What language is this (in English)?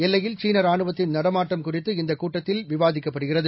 Tamil